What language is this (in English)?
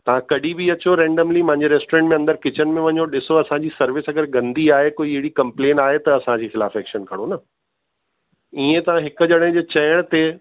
Sindhi